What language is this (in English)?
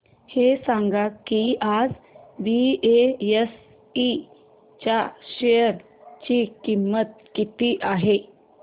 Marathi